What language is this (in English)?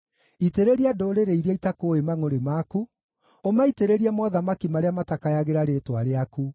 Kikuyu